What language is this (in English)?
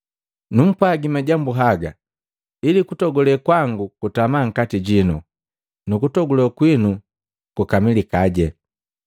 Matengo